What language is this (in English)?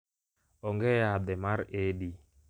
Luo (Kenya and Tanzania)